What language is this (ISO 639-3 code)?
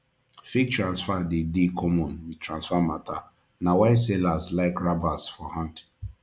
pcm